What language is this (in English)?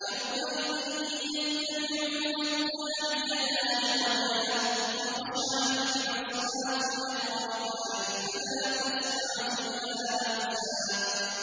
Arabic